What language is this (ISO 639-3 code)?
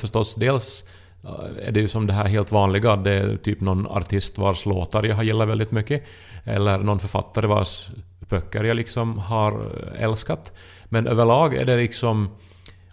swe